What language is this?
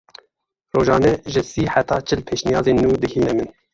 Kurdish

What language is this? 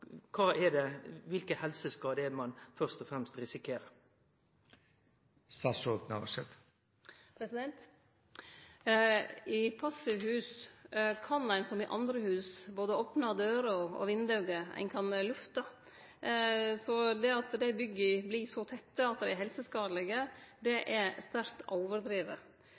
Norwegian Nynorsk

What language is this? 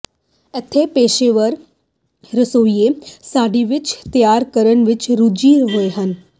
Punjabi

